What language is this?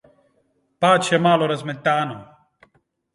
Slovenian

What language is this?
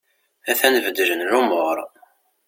Kabyle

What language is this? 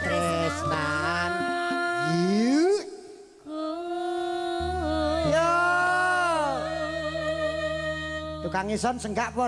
Indonesian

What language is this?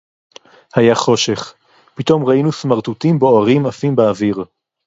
Hebrew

